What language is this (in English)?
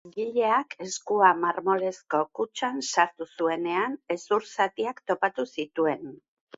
Basque